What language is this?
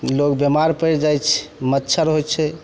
Maithili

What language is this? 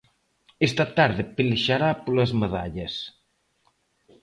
Galician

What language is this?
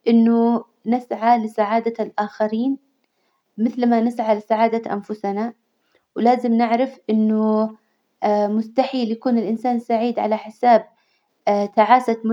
Hijazi Arabic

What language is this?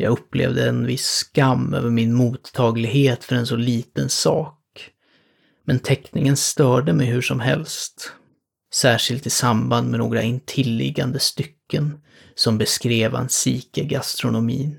Swedish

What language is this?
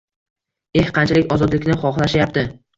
Uzbek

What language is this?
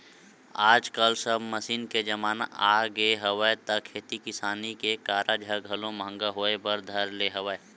Chhattisgarhi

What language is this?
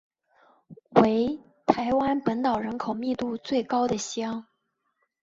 Chinese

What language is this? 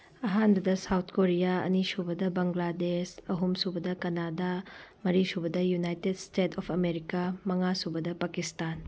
Manipuri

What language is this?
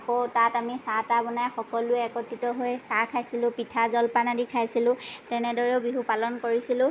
Assamese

